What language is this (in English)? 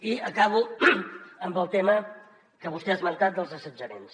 Catalan